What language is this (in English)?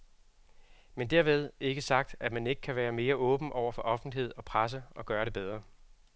Danish